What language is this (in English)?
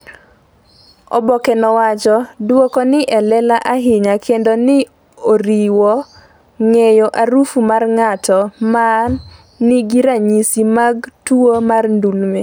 Luo (Kenya and Tanzania)